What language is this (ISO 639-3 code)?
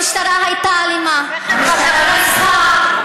heb